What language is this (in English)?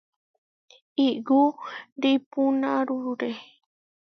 Huarijio